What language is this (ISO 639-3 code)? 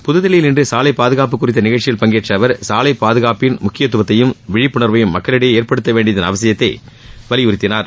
tam